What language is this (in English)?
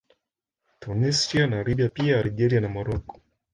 Swahili